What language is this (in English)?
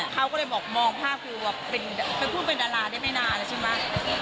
Thai